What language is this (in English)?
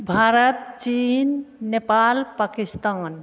Maithili